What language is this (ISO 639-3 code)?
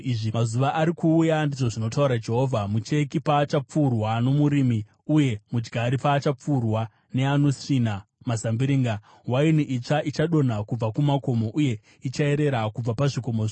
sna